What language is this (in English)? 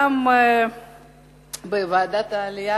Hebrew